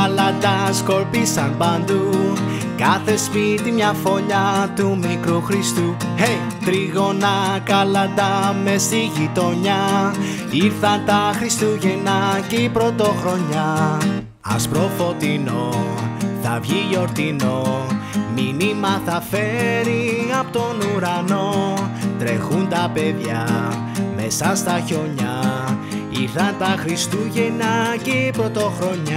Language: Greek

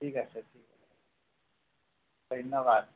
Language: Assamese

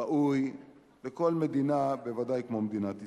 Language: Hebrew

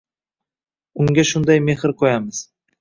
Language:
Uzbek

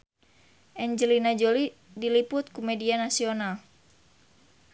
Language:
Sundanese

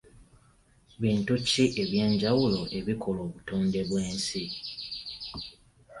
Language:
Ganda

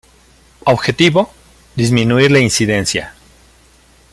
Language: Spanish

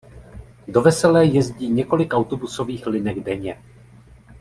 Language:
Czech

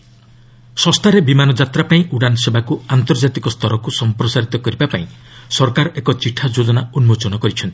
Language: Odia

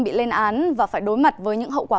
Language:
Vietnamese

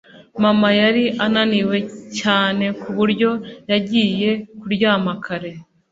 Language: Kinyarwanda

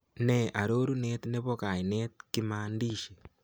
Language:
Kalenjin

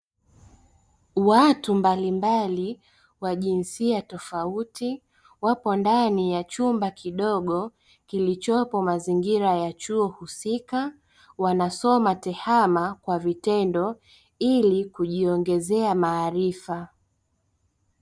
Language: Swahili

